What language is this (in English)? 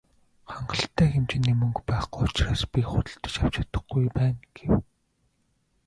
Mongolian